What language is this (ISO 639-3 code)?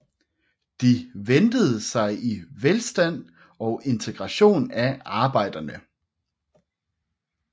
dan